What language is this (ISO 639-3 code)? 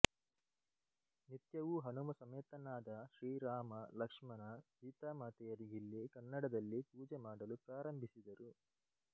kan